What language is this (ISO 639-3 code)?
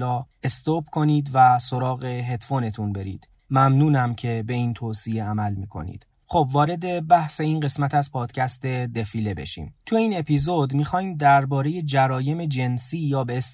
fas